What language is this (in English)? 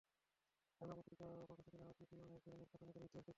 Bangla